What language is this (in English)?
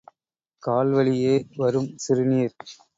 Tamil